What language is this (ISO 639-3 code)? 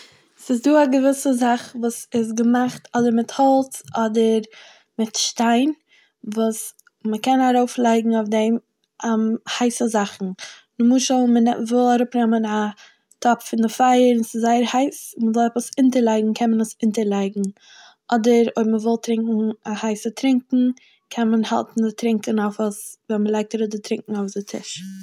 yid